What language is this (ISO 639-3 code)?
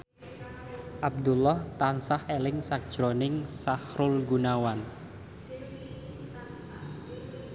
jav